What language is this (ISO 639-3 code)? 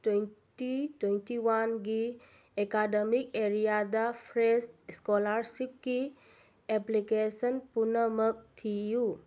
mni